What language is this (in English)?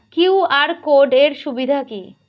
Bangla